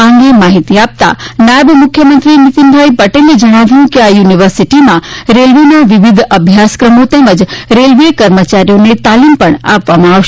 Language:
Gujarati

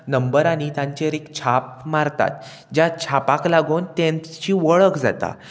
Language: Konkani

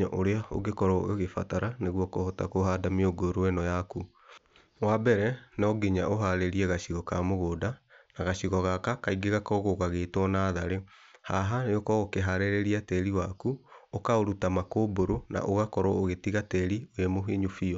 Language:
Kikuyu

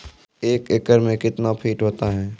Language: Maithili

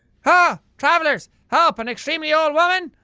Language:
English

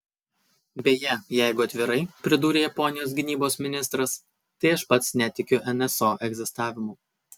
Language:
Lithuanian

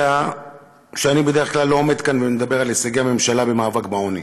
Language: Hebrew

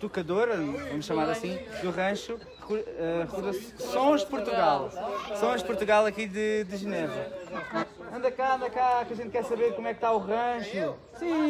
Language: Portuguese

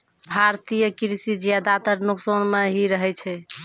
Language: Maithili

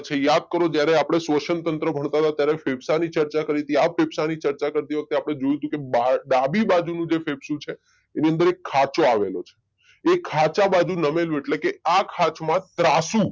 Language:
Gujarati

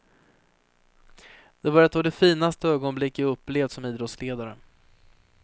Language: Swedish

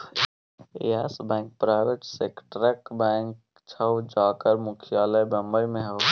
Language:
Maithili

